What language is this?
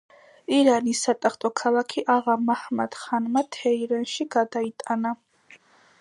Georgian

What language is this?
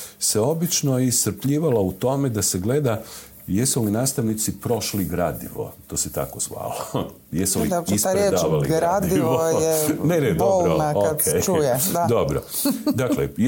Croatian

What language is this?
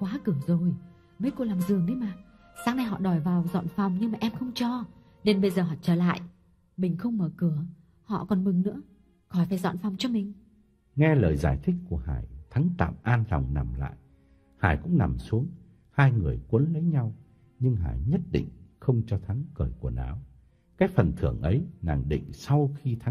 Vietnamese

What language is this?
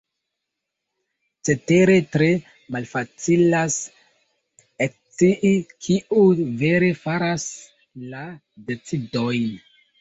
Esperanto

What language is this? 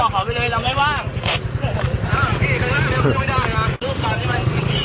Thai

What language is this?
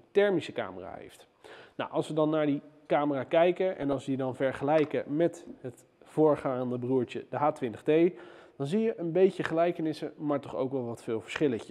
Dutch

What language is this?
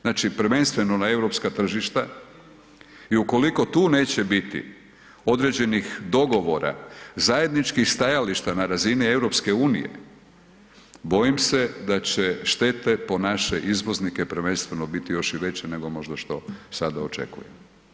Croatian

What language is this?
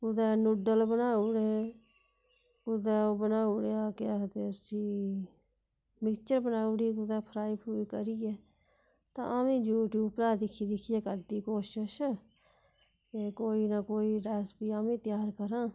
Dogri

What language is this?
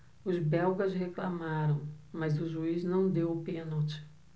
Portuguese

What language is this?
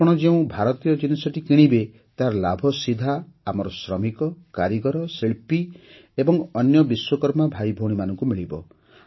Odia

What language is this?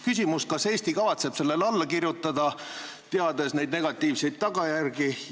Estonian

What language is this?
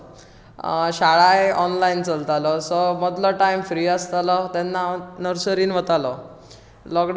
Konkani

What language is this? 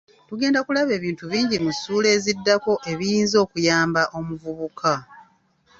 Ganda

